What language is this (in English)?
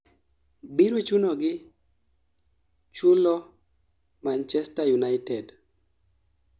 Luo (Kenya and Tanzania)